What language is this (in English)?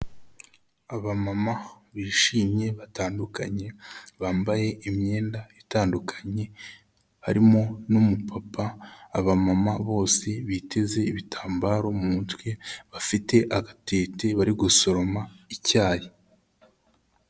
Kinyarwanda